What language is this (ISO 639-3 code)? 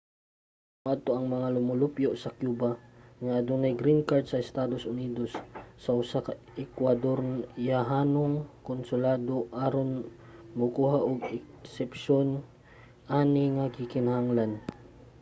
ceb